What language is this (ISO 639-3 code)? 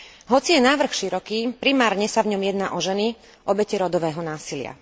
slk